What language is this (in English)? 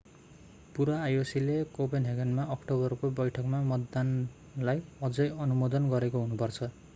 Nepali